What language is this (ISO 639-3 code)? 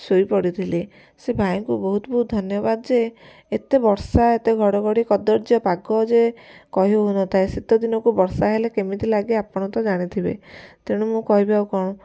ori